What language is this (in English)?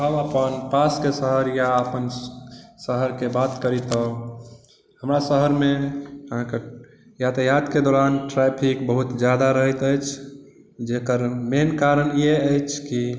Maithili